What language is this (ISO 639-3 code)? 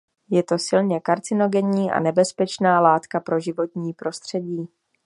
ces